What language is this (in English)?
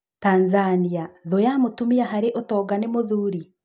Kikuyu